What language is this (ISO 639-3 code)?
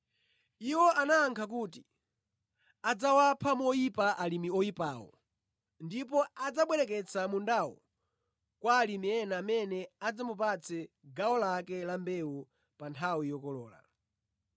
nya